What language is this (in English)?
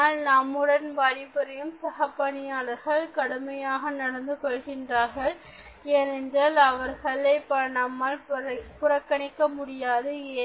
Tamil